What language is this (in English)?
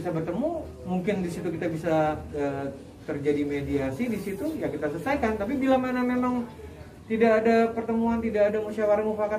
Indonesian